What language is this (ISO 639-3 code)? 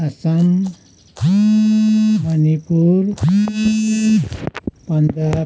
nep